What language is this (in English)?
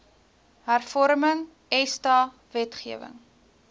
Afrikaans